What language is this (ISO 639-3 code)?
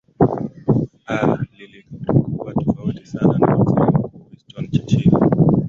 swa